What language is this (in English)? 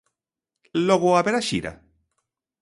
Galician